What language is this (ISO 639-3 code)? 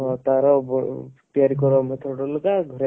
ori